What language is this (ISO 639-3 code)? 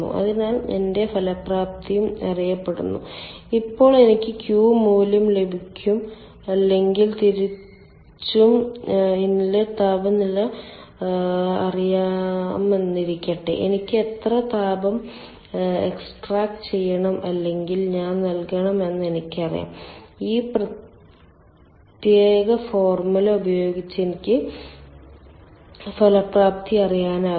mal